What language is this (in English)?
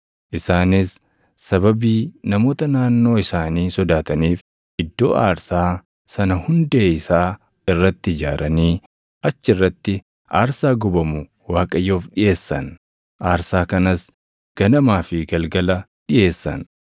Oromo